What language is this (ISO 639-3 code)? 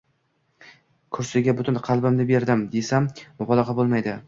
uzb